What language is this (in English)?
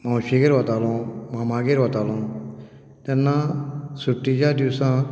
Konkani